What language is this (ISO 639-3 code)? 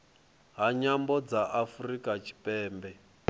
ven